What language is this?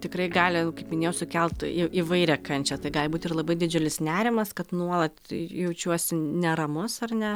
Lithuanian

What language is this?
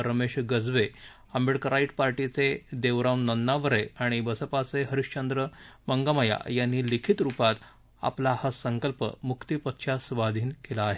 Marathi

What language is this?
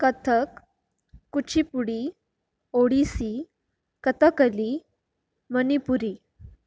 Konkani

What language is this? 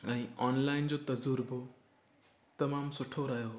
Sindhi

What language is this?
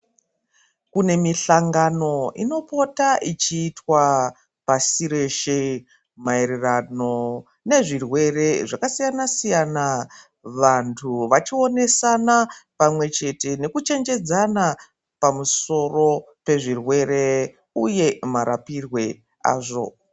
Ndau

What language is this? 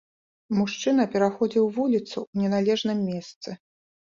Belarusian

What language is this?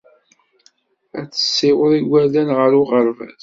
Kabyle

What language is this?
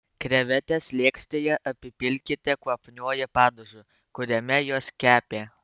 Lithuanian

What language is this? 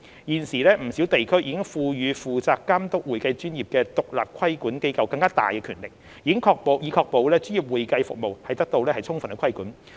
Cantonese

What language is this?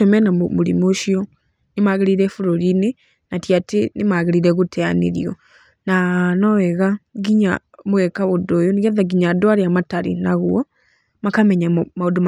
Kikuyu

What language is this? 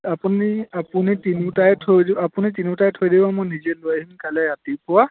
Assamese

